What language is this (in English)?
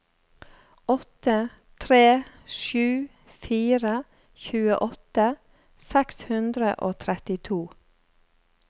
Norwegian